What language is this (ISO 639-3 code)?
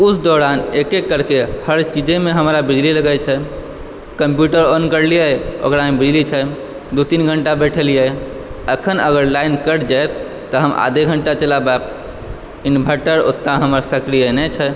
mai